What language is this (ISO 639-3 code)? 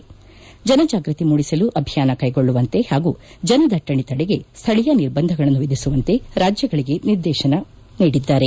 kan